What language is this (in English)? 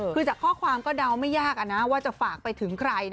Thai